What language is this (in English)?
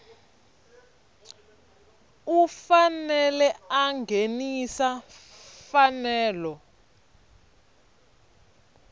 Tsonga